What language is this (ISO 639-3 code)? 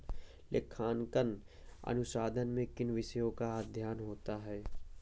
hin